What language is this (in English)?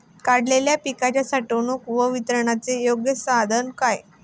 Marathi